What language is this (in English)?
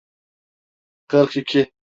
Turkish